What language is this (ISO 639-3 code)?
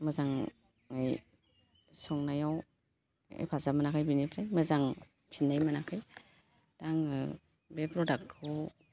brx